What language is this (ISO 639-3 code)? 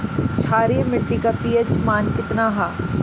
bho